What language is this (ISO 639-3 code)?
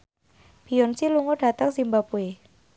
jav